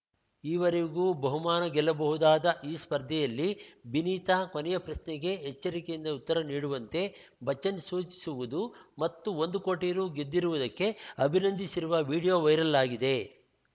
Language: Kannada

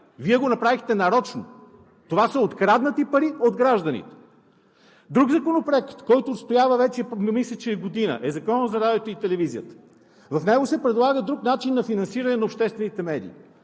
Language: Bulgarian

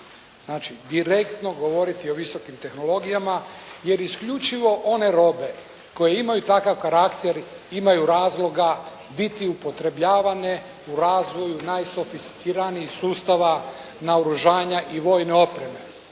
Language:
Croatian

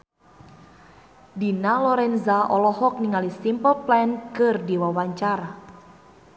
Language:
Sundanese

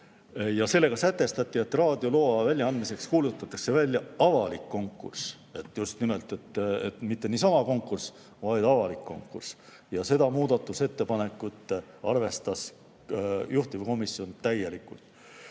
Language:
Estonian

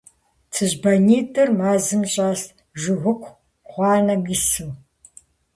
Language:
Kabardian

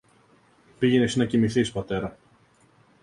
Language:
Greek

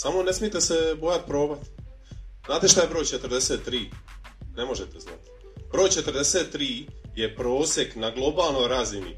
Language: Croatian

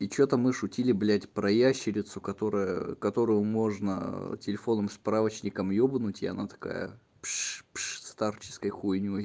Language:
Russian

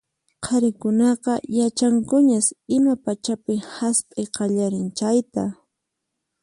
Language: Puno Quechua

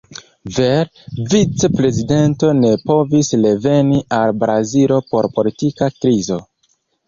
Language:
Esperanto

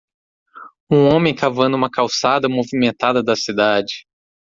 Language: Portuguese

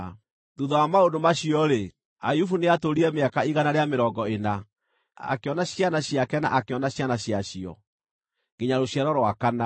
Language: Kikuyu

